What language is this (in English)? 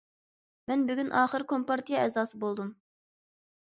Uyghur